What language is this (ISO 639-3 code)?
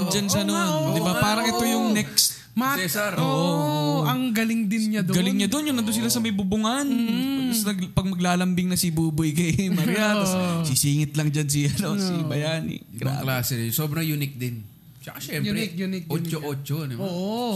fil